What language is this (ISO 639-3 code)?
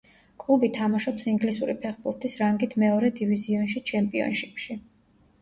kat